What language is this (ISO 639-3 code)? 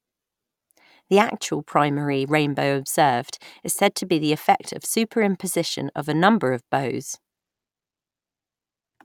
eng